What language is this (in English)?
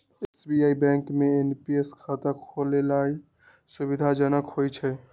Magahi